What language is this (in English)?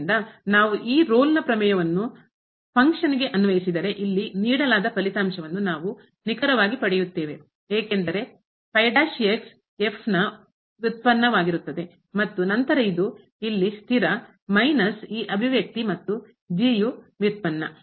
Kannada